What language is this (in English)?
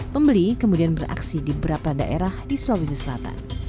Indonesian